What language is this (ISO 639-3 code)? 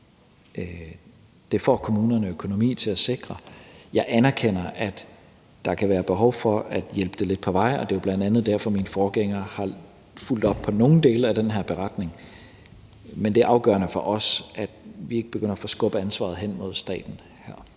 dan